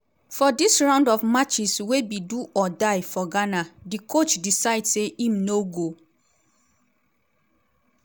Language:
Nigerian Pidgin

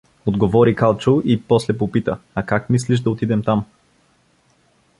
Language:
Bulgarian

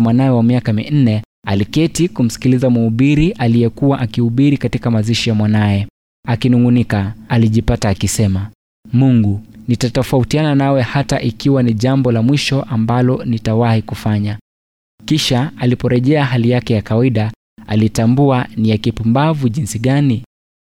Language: Swahili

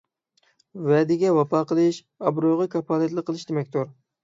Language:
Uyghur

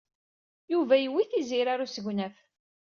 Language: Kabyle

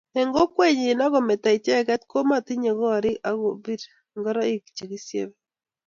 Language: Kalenjin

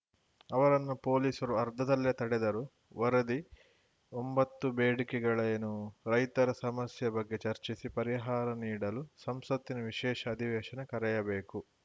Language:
Kannada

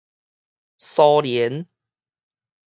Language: Min Nan Chinese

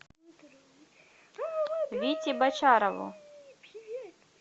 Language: Russian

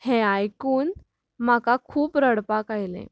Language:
Konkani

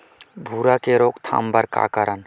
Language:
Chhattisgarhi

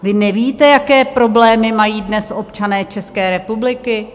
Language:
Czech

